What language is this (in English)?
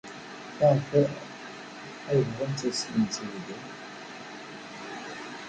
Kabyle